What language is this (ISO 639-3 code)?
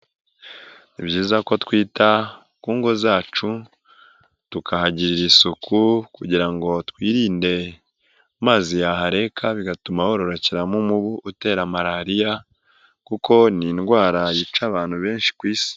kin